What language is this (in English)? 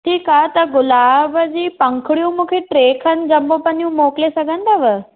Sindhi